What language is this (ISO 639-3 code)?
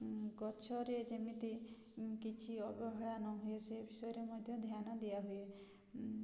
ori